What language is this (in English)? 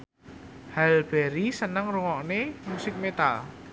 Javanese